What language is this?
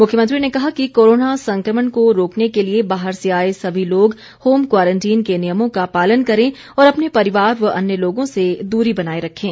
Hindi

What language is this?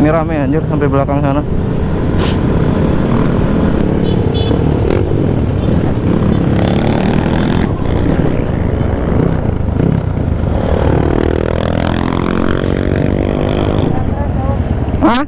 Indonesian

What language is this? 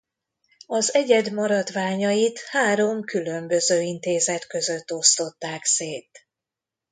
Hungarian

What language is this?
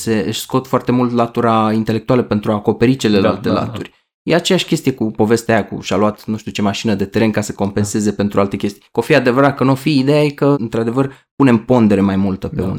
Romanian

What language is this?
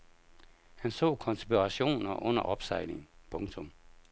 Danish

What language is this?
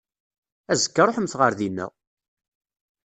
Kabyle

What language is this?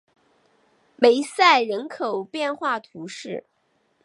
Chinese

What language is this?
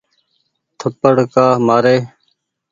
Goaria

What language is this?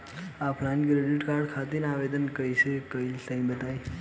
Bhojpuri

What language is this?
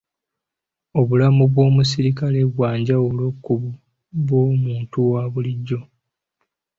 Ganda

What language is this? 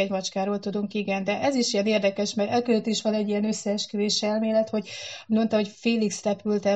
Hungarian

